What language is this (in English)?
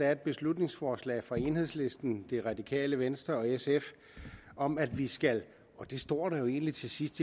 Danish